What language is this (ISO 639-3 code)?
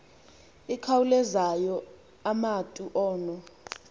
xho